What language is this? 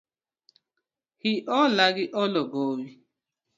Luo (Kenya and Tanzania)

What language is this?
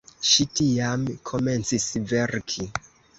Esperanto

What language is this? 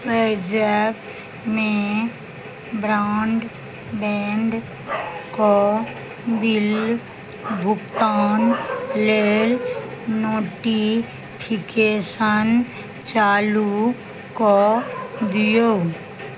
Maithili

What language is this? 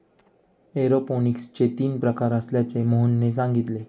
Marathi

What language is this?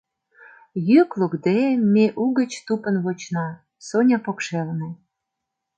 Mari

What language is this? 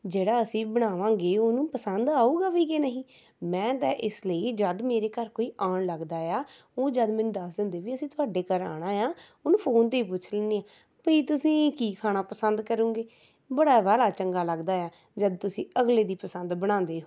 Punjabi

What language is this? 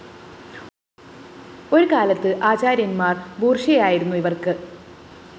Malayalam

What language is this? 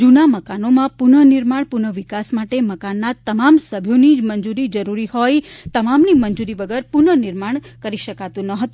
Gujarati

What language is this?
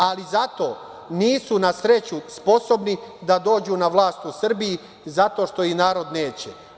Serbian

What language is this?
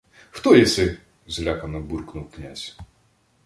Ukrainian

